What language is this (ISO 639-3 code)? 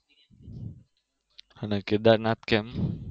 guj